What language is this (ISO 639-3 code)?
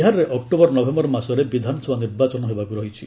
ori